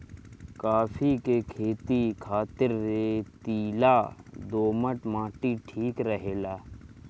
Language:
Bhojpuri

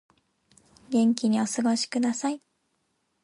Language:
Japanese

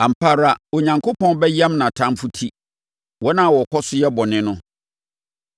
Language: Akan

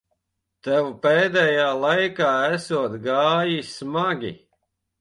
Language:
Latvian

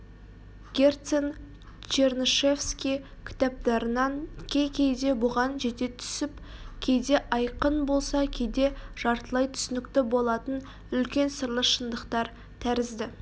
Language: Kazakh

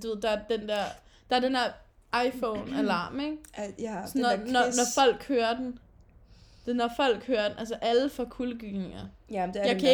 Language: Danish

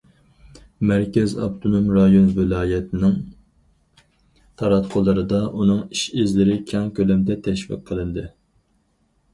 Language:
Uyghur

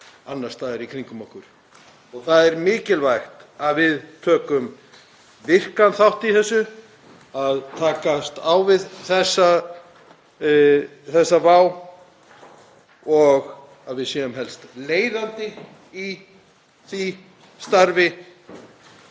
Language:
Icelandic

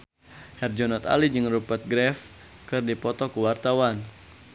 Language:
Sundanese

